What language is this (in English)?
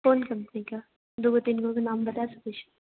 Maithili